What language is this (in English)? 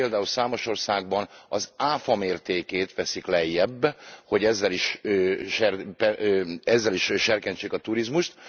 Hungarian